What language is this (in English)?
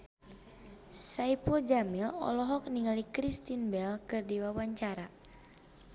Sundanese